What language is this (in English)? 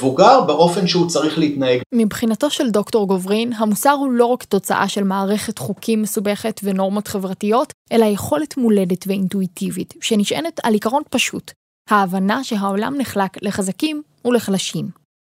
Hebrew